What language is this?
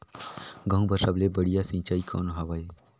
Chhattisgarhi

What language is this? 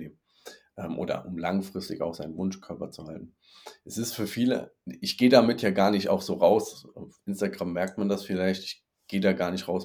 German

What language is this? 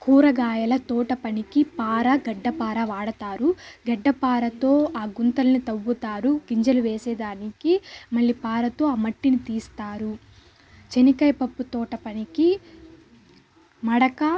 Telugu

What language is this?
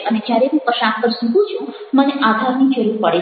Gujarati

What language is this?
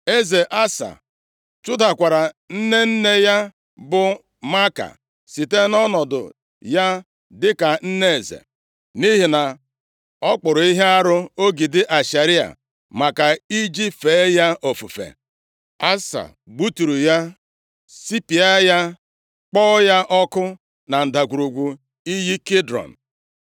Igbo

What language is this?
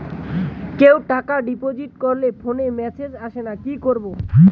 Bangla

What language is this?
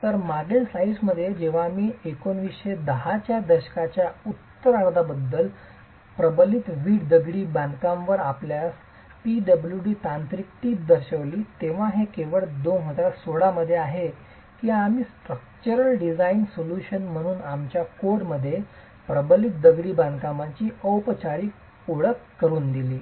Marathi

